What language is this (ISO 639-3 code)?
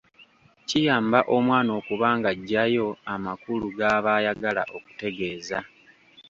lug